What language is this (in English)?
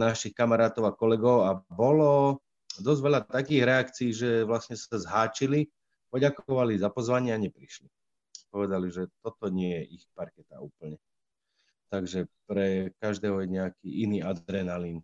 Slovak